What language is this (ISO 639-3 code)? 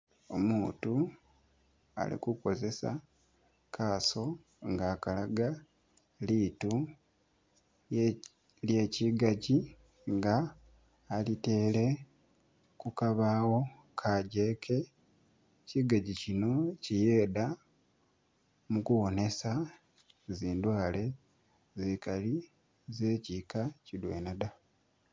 myx